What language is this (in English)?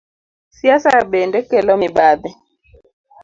Luo (Kenya and Tanzania)